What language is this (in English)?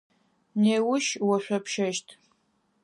Adyghe